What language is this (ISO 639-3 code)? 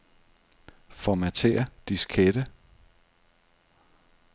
dan